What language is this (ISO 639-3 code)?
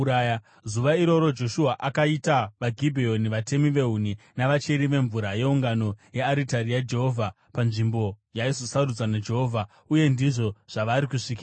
sna